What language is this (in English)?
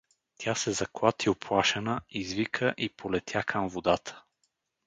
Bulgarian